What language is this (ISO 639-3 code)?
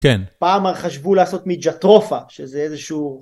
heb